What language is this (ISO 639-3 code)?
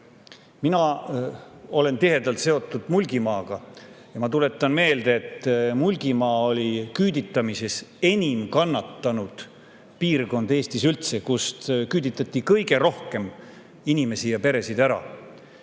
est